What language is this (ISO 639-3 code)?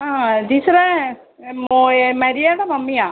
mal